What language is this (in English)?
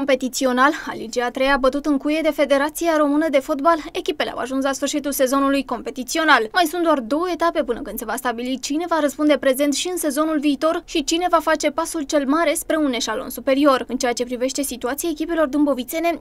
Romanian